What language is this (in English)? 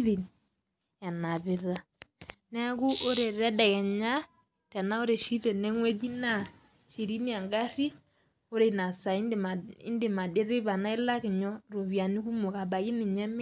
Masai